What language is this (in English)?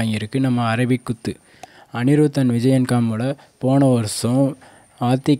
Korean